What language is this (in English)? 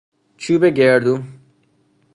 Persian